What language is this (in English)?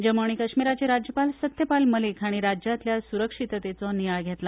Konkani